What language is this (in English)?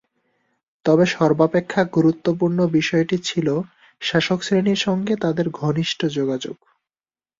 Bangla